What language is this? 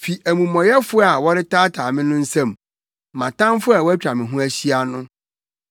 Akan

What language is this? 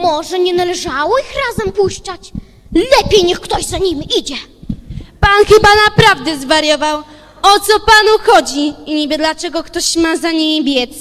Polish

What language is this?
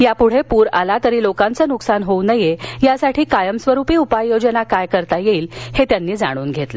Marathi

